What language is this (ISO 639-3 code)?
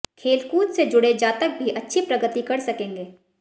hin